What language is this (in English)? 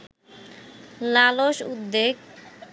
Bangla